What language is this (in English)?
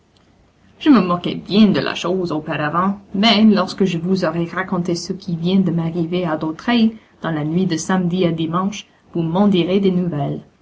French